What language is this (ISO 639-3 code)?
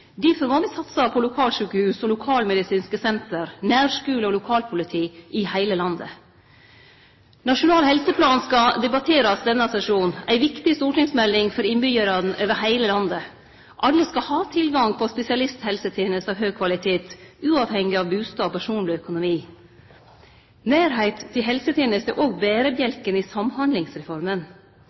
nno